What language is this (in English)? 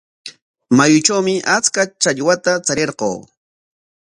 Corongo Ancash Quechua